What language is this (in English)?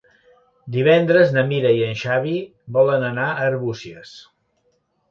Catalan